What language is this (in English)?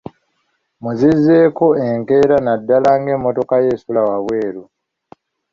Ganda